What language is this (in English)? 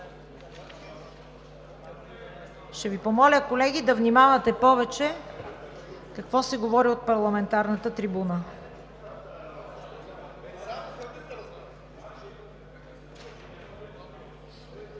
Bulgarian